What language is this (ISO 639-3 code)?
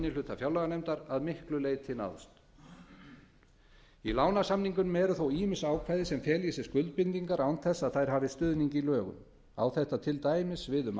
isl